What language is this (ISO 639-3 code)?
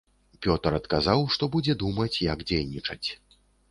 bel